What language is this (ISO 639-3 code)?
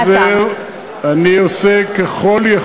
heb